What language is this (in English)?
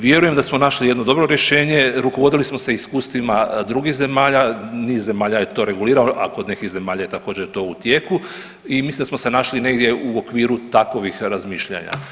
Croatian